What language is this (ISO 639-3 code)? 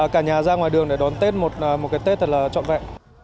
vie